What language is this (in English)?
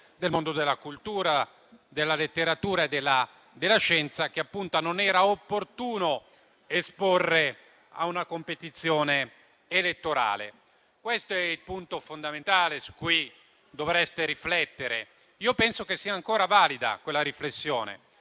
Italian